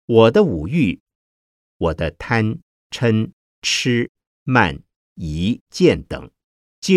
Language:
Chinese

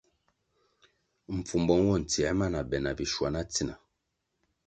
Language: Kwasio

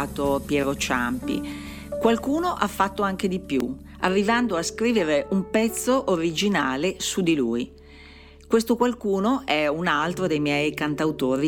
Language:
Italian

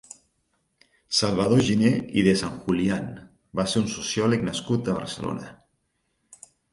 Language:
Catalan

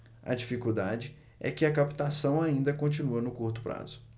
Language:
Portuguese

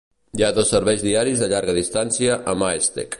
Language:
Catalan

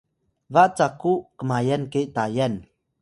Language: Atayal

